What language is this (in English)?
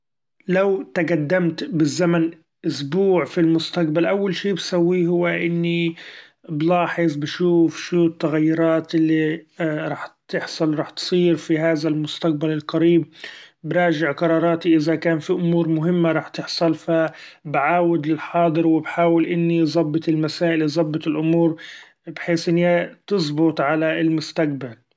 Gulf Arabic